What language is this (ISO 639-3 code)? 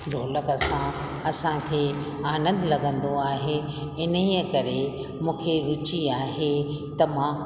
snd